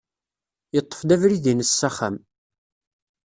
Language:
Kabyle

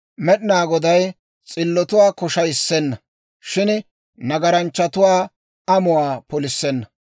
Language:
Dawro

